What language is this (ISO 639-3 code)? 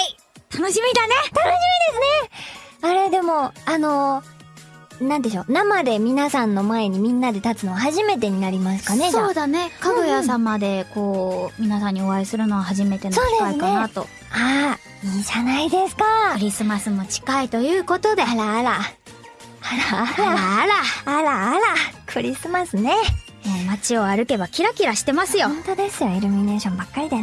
jpn